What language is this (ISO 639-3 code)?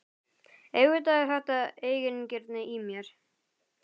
isl